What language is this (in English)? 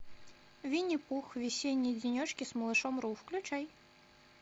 Russian